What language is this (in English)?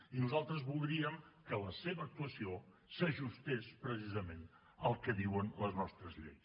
Catalan